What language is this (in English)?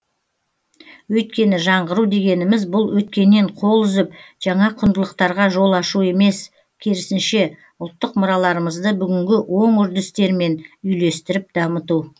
Kazakh